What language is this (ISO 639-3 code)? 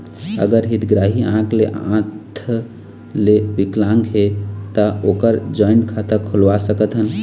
hne